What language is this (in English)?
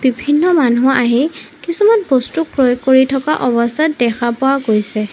Assamese